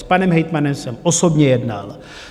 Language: Czech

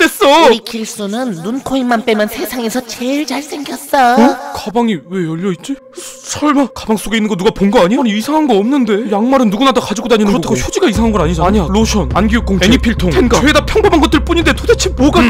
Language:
Korean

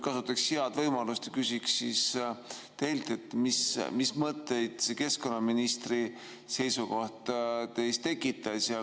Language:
Estonian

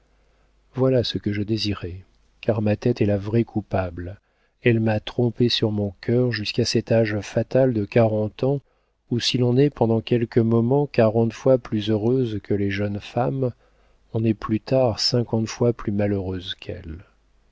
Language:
French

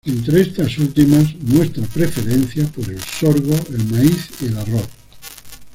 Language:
Spanish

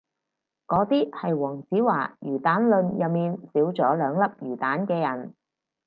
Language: Cantonese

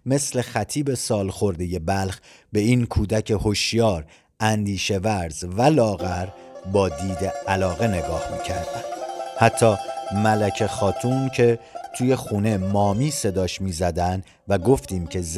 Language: Persian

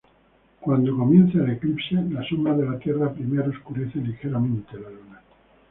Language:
Spanish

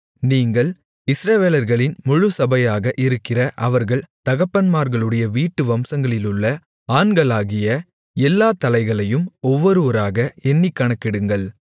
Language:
Tamil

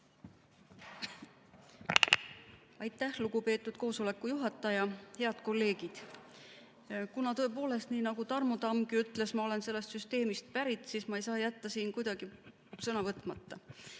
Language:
Estonian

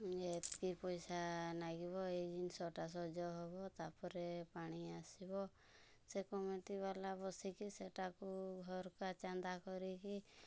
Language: Odia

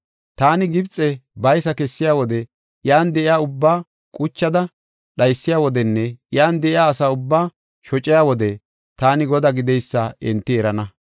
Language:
Gofa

